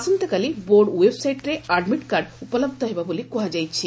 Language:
Odia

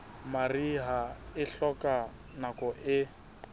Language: Southern Sotho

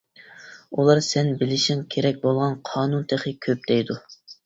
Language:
Uyghur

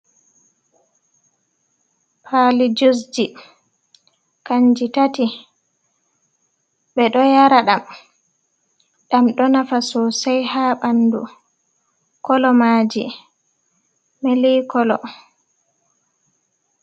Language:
Fula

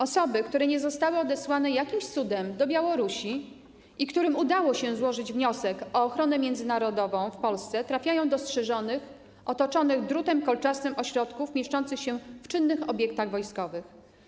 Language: Polish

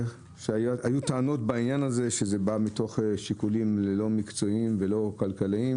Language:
Hebrew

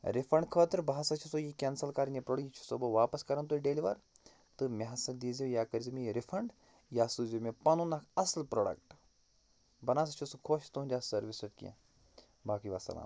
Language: Kashmiri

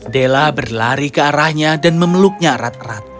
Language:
Indonesian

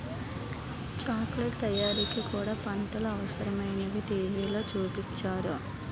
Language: Telugu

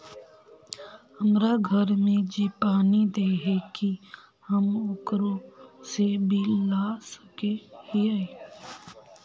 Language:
Magahi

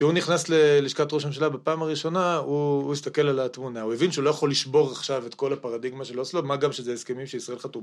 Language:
Hebrew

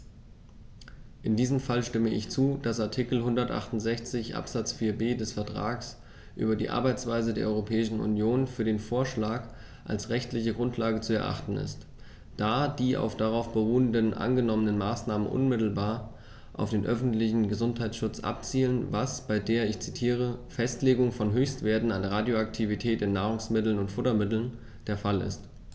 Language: German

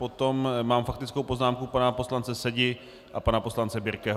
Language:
Czech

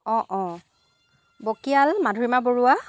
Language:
Assamese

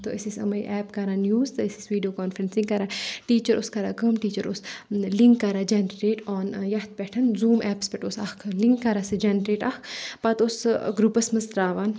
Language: Kashmiri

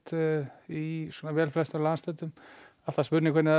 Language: Icelandic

